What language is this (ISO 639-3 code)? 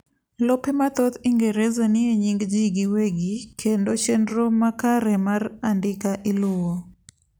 luo